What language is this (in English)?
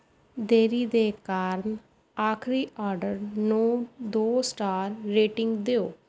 Punjabi